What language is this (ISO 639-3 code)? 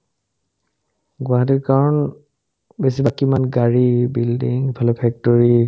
asm